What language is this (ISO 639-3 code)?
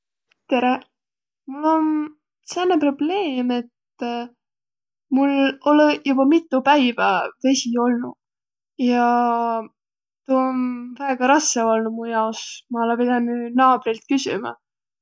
vro